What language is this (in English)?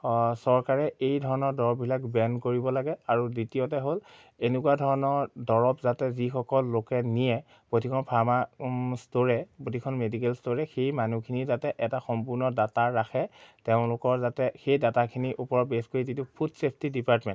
Assamese